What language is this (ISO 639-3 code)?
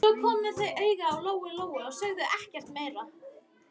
isl